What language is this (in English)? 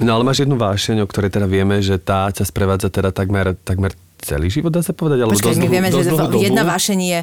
Slovak